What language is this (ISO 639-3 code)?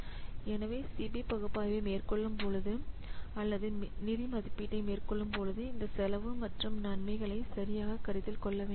tam